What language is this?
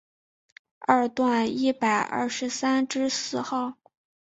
Chinese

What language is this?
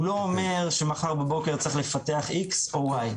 Hebrew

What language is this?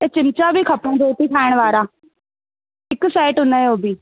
Sindhi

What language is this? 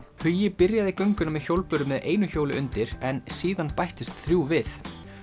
Icelandic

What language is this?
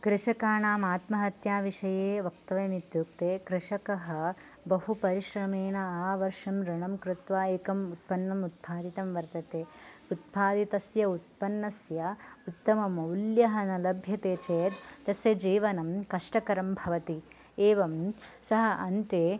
Sanskrit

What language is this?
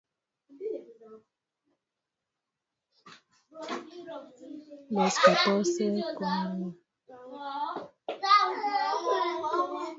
Spanish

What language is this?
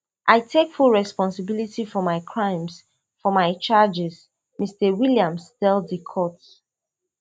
Nigerian Pidgin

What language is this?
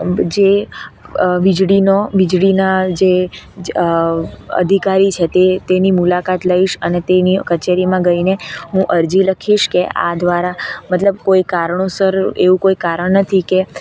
Gujarati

